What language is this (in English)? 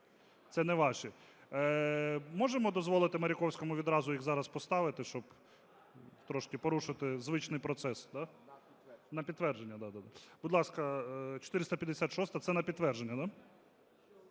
Ukrainian